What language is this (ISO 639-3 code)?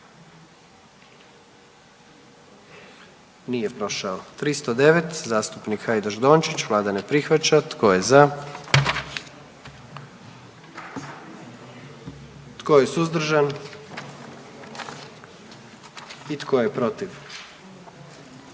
hrv